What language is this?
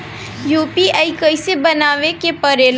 Bhojpuri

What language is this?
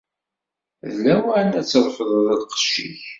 Kabyle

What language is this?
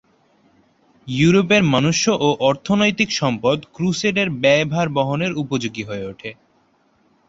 Bangla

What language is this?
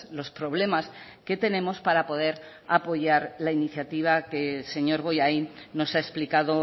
Spanish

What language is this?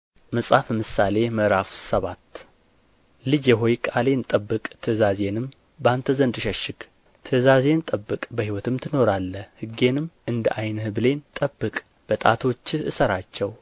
Amharic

